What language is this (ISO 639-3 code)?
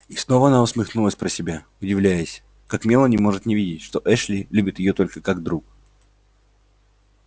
rus